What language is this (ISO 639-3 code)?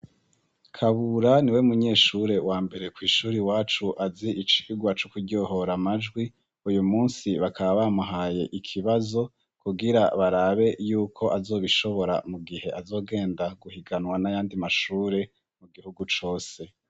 run